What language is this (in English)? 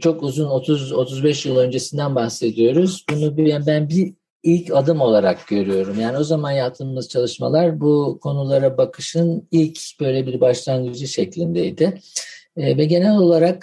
Turkish